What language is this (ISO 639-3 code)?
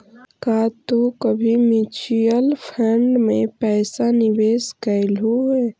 mag